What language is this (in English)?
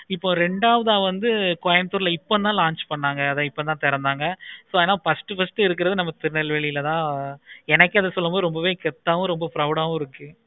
Tamil